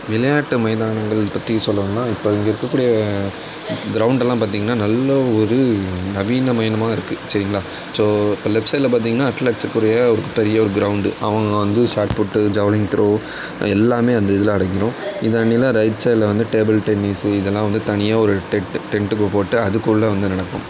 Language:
Tamil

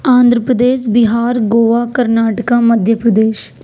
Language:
Urdu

